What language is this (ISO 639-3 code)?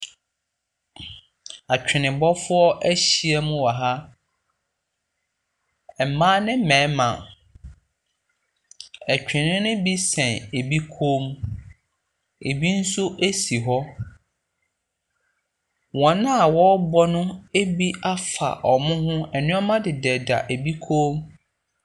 aka